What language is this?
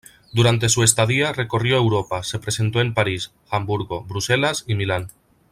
Spanish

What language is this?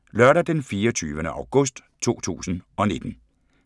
Danish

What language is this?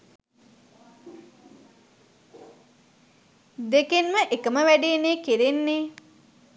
Sinhala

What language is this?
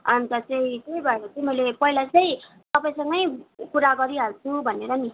Nepali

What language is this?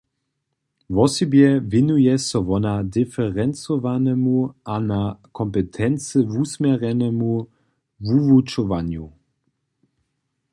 Upper Sorbian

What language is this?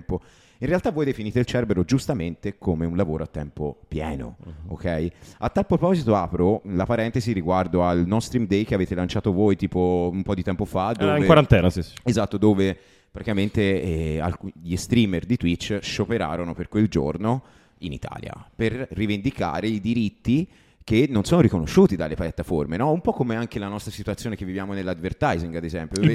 Italian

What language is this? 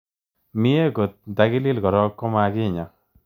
Kalenjin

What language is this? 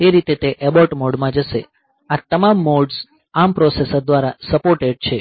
Gujarati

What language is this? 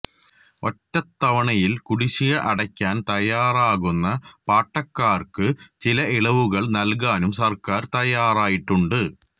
Malayalam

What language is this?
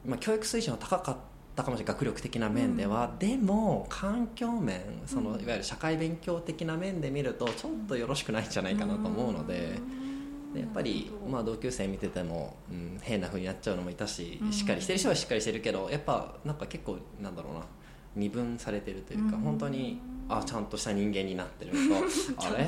Japanese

